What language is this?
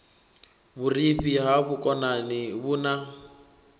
Venda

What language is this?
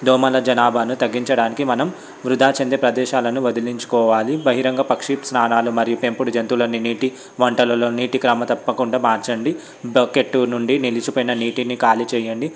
Telugu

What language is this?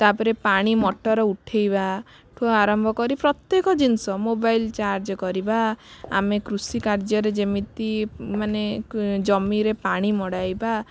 Odia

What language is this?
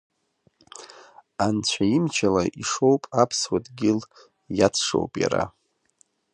Abkhazian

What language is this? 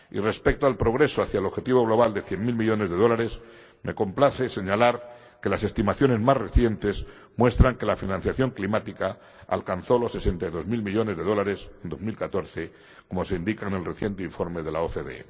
Spanish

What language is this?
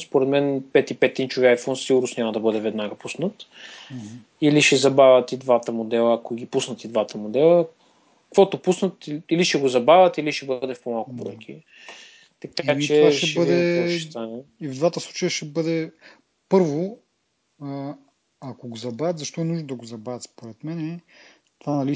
Bulgarian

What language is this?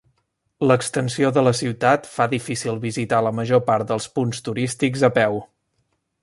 Catalan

